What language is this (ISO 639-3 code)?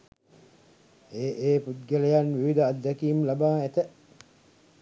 sin